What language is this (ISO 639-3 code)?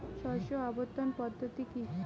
ben